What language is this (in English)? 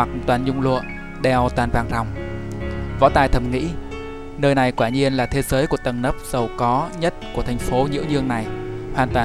Vietnamese